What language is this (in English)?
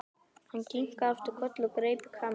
Icelandic